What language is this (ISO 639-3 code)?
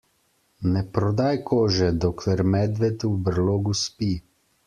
slv